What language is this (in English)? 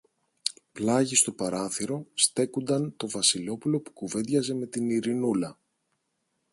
Greek